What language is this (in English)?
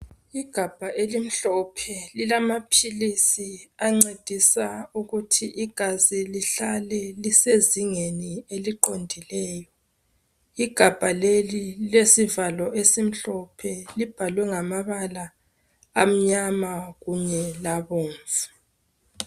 North Ndebele